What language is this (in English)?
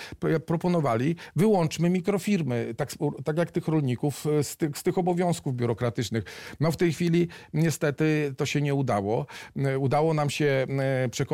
Polish